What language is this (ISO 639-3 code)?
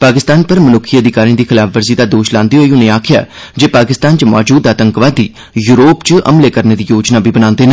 doi